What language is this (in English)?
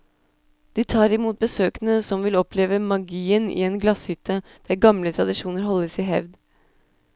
Norwegian